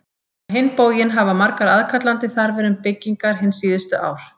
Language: Icelandic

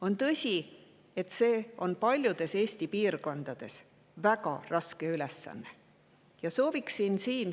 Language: Estonian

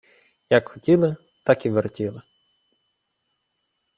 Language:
Ukrainian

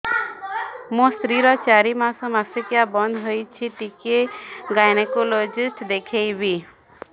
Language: Odia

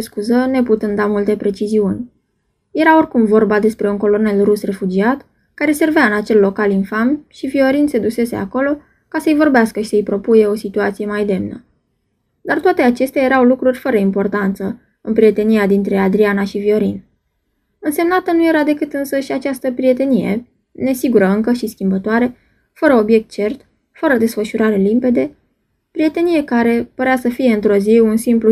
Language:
Romanian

